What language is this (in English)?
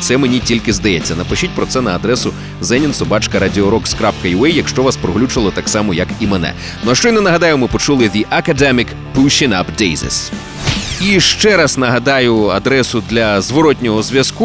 Ukrainian